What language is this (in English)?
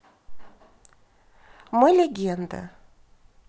Russian